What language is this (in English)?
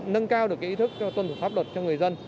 Vietnamese